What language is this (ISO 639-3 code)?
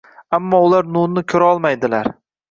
uzb